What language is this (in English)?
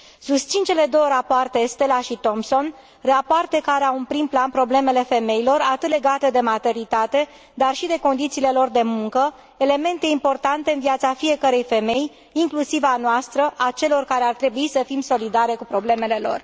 Romanian